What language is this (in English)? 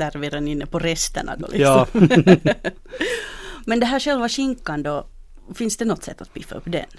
Swedish